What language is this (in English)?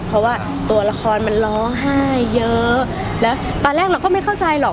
Thai